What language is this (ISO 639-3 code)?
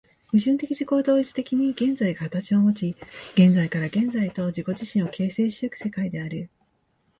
jpn